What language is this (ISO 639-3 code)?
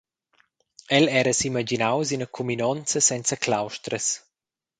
roh